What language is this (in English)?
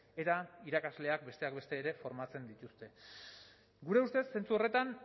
Basque